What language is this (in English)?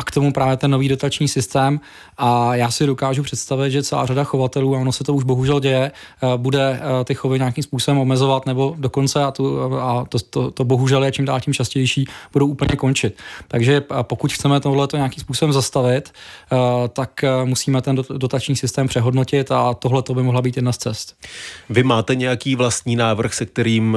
Czech